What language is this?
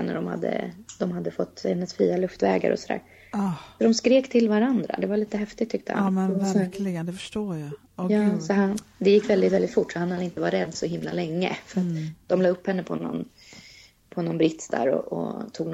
Swedish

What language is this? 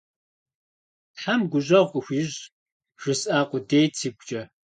Kabardian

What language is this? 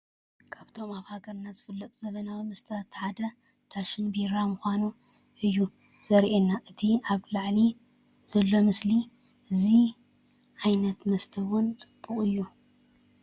Tigrinya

